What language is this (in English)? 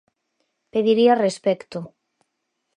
Galician